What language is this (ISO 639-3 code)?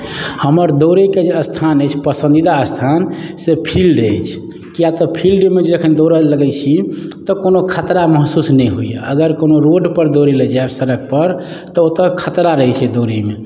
mai